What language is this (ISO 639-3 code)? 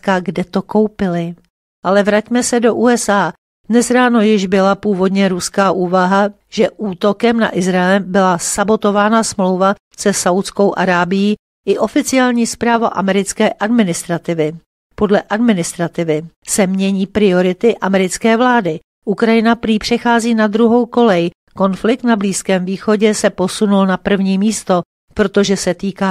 ces